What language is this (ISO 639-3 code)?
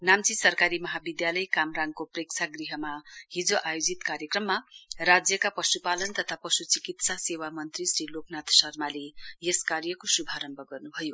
nep